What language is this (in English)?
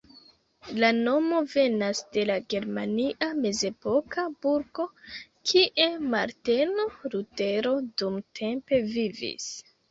Esperanto